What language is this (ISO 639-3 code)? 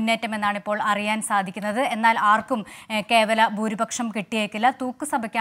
mal